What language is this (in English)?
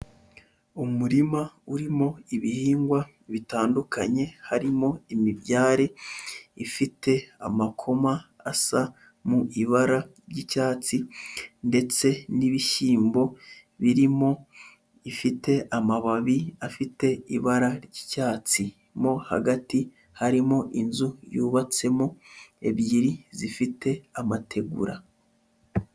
Kinyarwanda